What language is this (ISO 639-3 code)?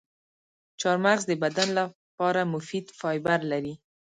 pus